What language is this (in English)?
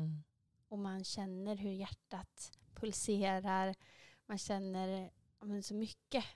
Swedish